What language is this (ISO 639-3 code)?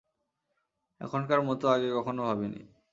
ben